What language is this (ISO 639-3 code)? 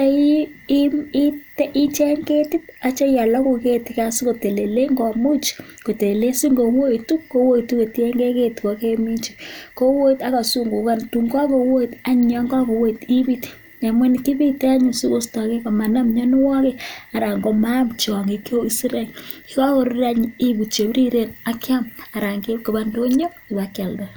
kln